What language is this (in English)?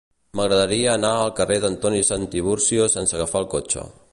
Catalan